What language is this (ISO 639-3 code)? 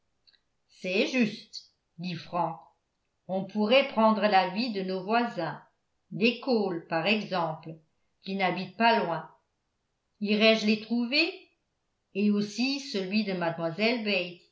fra